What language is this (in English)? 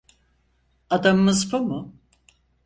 Turkish